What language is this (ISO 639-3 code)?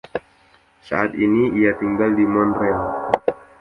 ind